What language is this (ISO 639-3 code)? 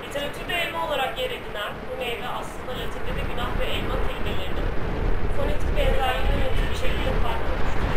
tur